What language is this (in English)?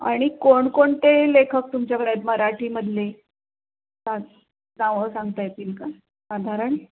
Marathi